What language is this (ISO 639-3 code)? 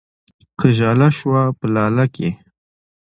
pus